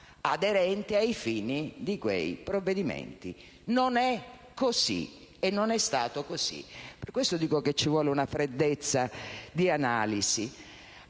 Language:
Italian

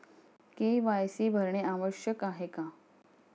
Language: Marathi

